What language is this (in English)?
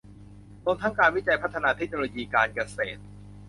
Thai